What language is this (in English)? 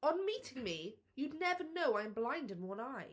English